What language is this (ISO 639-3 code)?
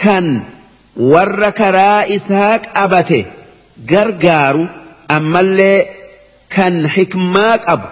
ara